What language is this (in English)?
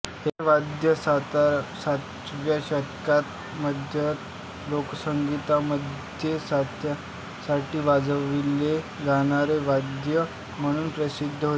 Marathi